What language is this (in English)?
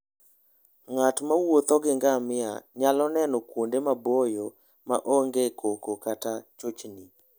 Luo (Kenya and Tanzania)